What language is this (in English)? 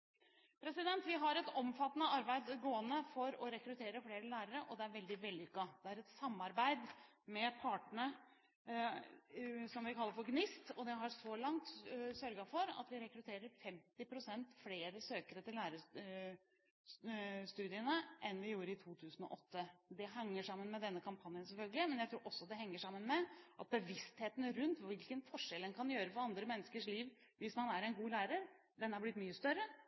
Norwegian Bokmål